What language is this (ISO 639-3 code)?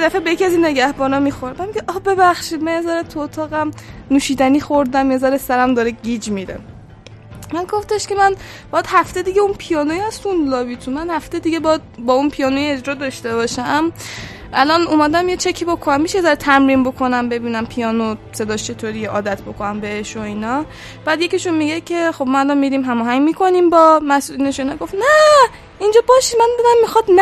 fas